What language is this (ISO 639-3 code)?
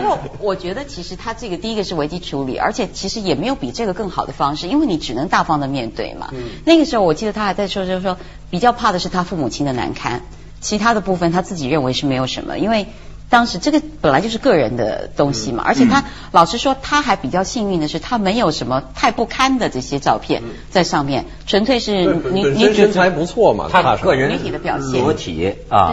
zho